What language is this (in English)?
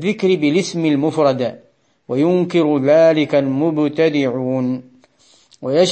Arabic